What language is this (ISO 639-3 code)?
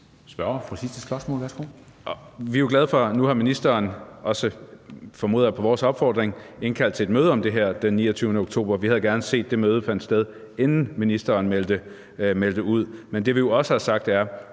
dan